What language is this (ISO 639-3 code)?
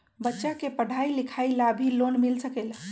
mag